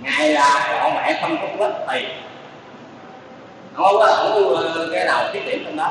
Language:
Vietnamese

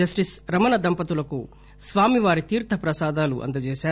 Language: Telugu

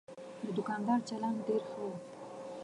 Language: Pashto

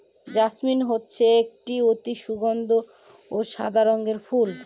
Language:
Bangla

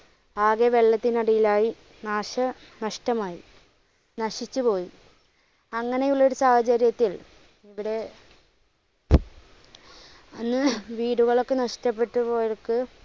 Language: Malayalam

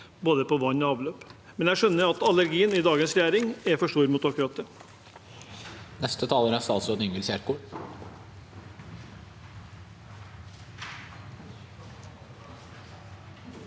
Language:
Norwegian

